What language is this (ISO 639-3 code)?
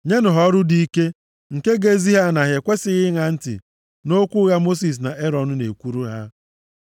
ibo